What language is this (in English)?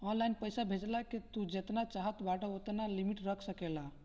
Bhojpuri